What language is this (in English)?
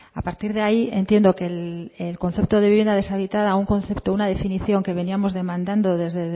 Spanish